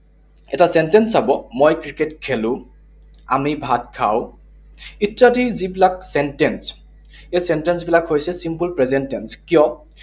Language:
Assamese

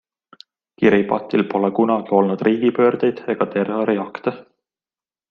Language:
Estonian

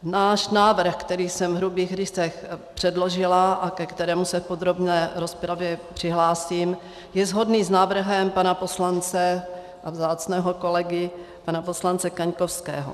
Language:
Czech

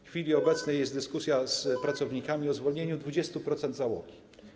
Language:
Polish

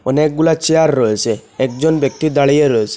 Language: Bangla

